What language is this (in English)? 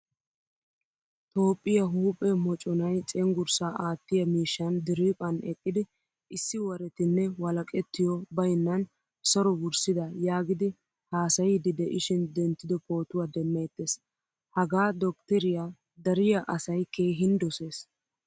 Wolaytta